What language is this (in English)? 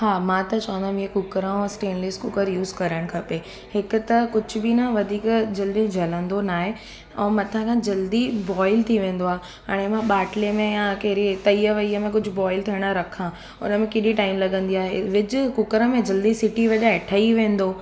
Sindhi